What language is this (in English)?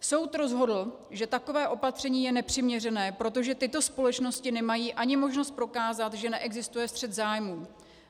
Czech